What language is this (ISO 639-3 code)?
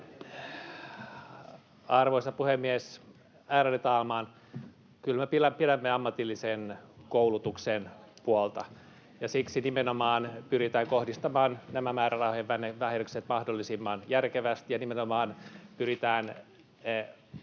fin